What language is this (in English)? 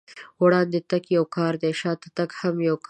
Pashto